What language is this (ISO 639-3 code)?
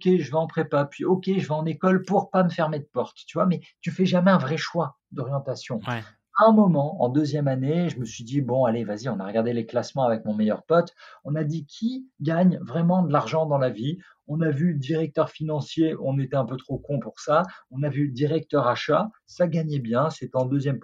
fra